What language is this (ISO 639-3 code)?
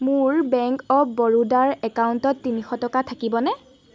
asm